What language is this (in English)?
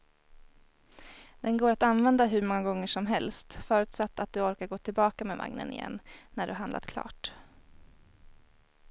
Swedish